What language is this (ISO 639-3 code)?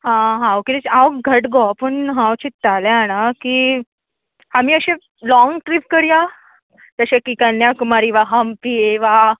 kok